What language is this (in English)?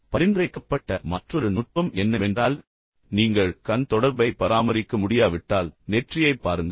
Tamil